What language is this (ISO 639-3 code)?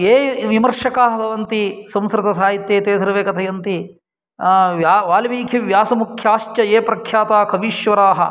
san